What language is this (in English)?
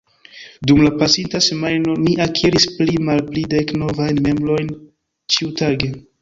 Esperanto